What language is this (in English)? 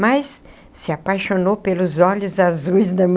Portuguese